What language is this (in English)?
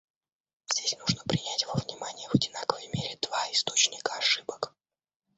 Russian